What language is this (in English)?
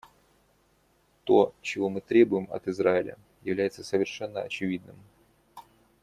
Russian